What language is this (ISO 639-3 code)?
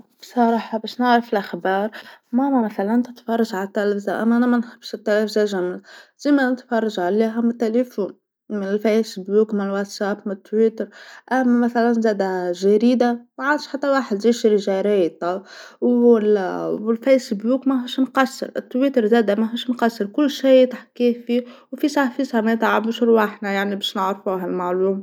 aeb